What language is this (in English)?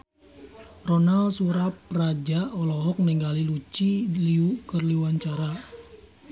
Sundanese